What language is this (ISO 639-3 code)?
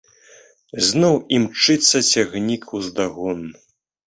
bel